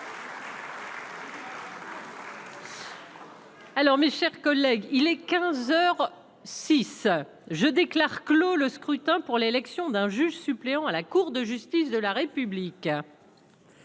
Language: French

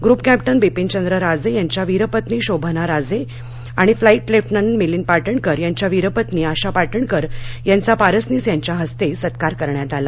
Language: Marathi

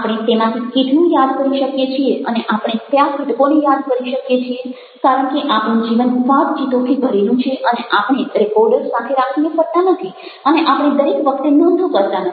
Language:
Gujarati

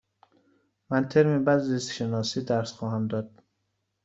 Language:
Persian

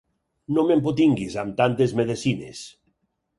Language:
Catalan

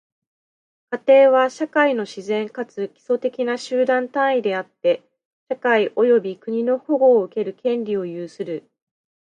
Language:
Japanese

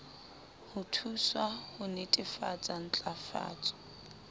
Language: Southern Sotho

